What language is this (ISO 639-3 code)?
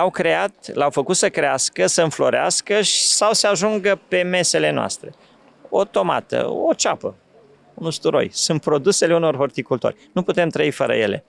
ron